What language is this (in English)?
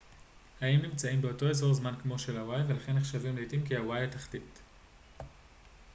Hebrew